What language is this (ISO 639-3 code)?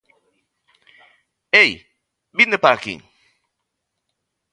glg